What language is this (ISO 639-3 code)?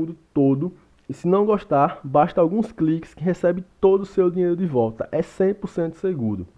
por